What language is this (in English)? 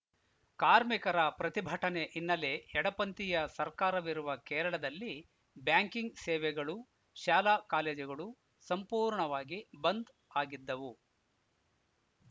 Kannada